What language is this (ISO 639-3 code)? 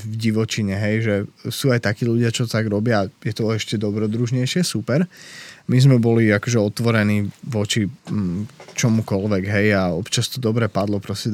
slk